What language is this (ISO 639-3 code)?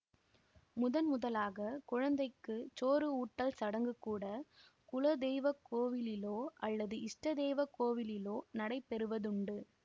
tam